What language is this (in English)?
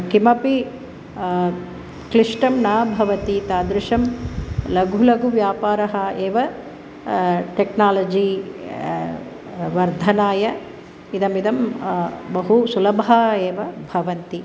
Sanskrit